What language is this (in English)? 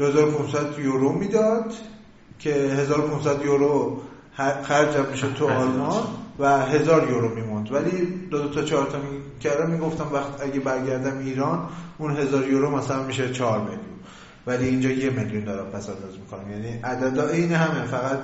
Persian